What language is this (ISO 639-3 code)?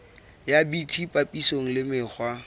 sot